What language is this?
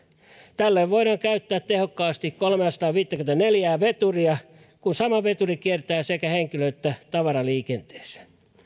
Finnish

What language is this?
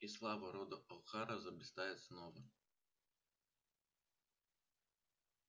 Russian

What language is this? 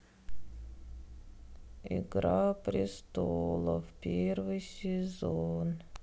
Russian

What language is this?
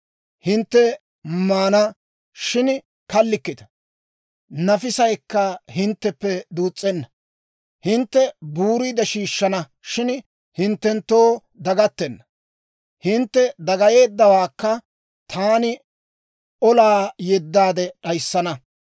Dawro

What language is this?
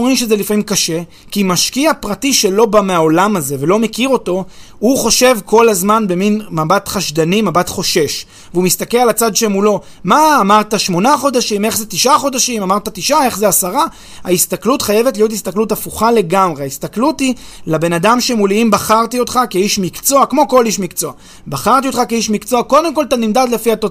Hebrew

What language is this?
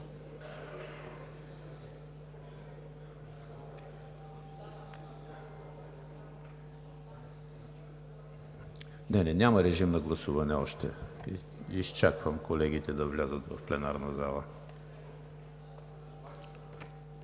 Bulgarian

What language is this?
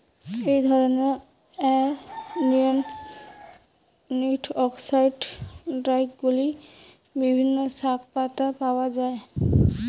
Bangla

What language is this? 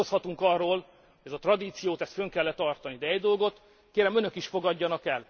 Hungarian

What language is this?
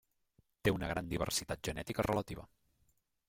Catalan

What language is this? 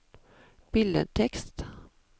Norwegian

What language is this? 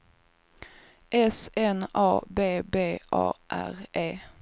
Swedish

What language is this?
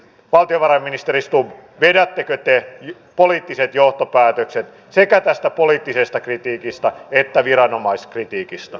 Finnish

